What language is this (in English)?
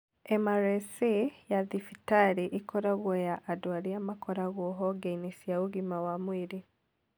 Kikuyu